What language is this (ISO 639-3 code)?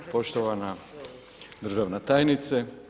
hrv